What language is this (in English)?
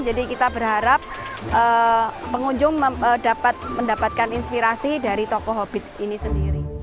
Indonesian